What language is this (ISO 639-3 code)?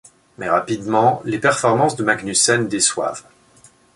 fra